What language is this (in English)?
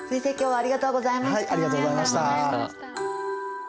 Japanese